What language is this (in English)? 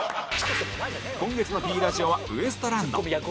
Japanese